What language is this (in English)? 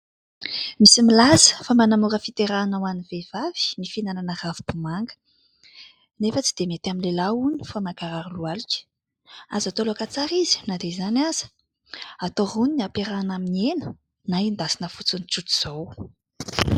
Malagasy